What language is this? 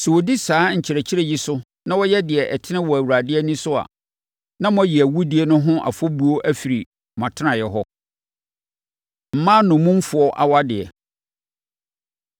Akan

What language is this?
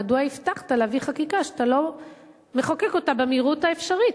Hebrew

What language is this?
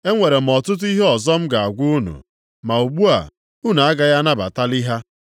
Igbo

